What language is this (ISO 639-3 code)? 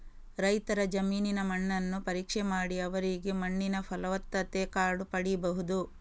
kan